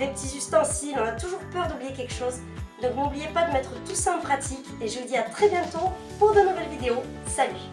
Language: French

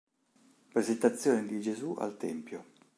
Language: Italian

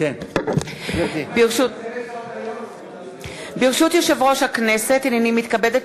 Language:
Hebrew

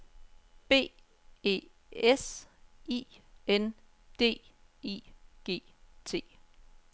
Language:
Danish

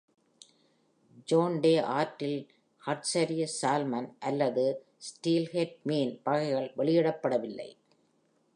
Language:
Tamil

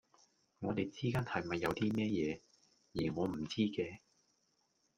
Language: Cantonese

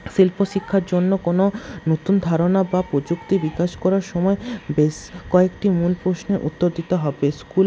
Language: Bangla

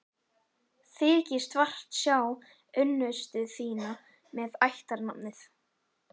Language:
Icelandic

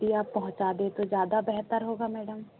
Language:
Hindi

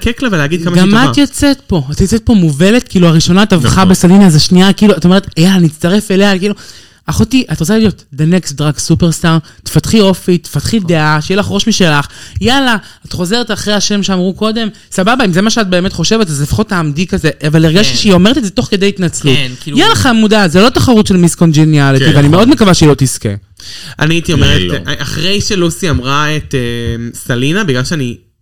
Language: Hebrew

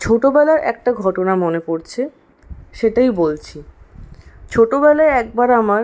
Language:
Bangla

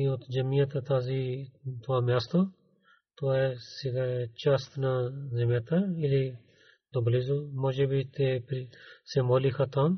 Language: Bulgarian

